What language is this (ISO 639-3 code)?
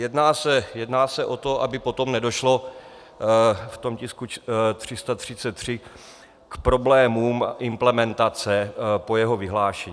ces